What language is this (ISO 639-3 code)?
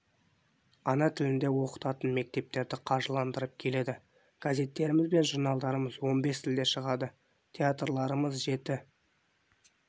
kaz